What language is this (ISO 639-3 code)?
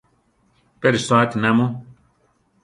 tar